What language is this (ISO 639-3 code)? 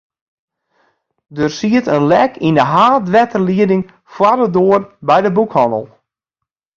fry